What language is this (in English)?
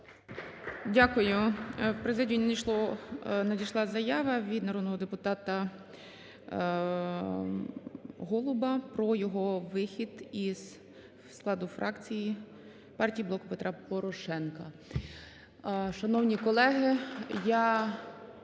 Ukrainian